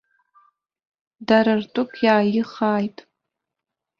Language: Abkhazian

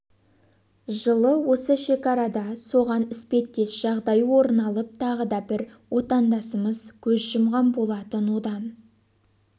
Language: Kazakh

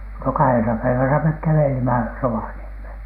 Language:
Finnish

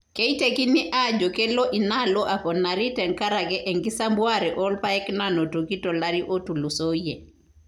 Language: Masai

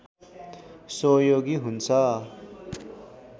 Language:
Nepali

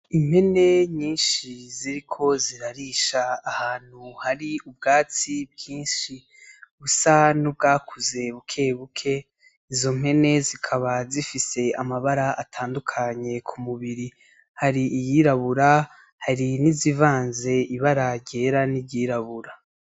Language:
Rundi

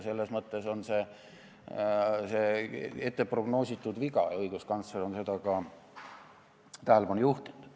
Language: Estonian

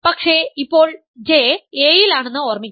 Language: Malayalam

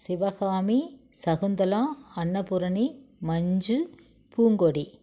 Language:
Tamil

